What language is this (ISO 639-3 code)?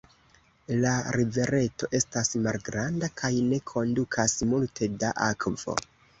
epo